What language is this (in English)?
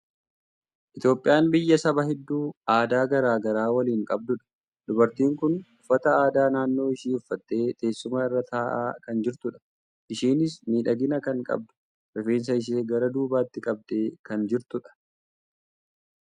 Oromo